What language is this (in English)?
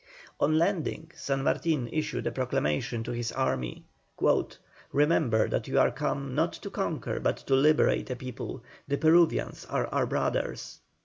English